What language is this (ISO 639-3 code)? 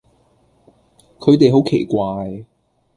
yue